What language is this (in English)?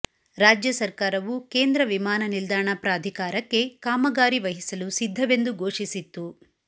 Kannada